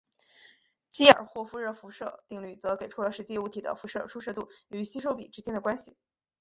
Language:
Chinese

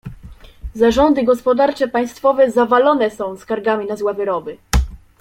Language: Polish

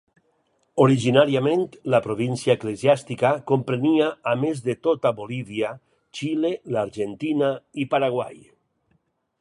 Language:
Catalan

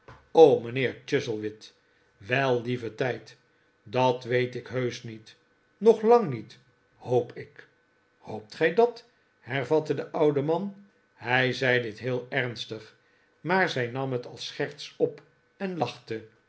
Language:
Dutch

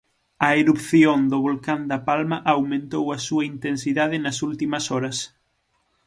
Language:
Galician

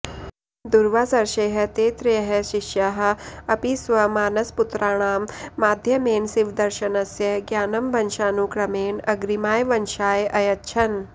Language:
Sanskrit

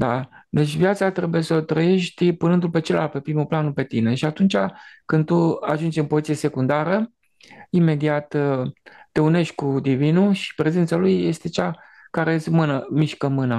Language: Romanian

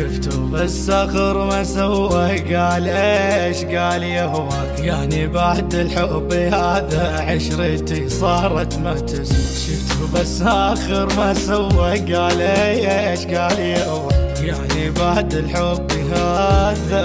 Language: Arabic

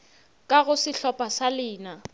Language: Northern Sotho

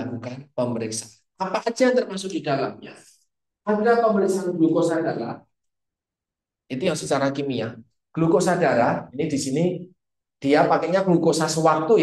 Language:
Indonesian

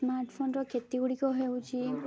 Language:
Odia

